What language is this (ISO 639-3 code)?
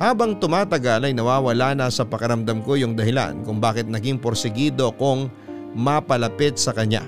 fil